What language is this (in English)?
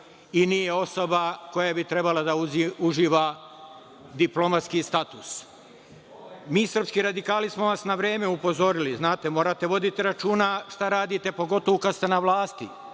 Serbian